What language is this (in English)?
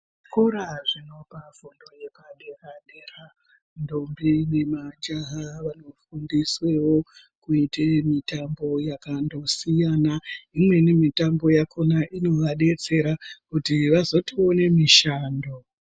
Ndau